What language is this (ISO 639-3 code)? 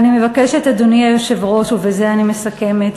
heb